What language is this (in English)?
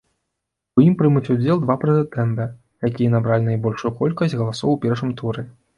Belarusian